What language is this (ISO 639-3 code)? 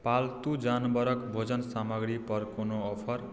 mai